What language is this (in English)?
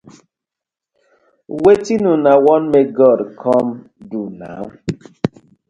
Nigerian Pidgin